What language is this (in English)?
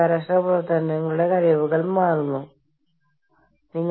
Malayalam